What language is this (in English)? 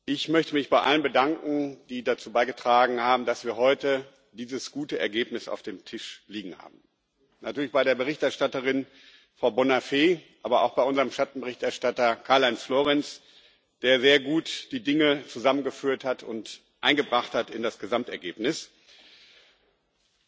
German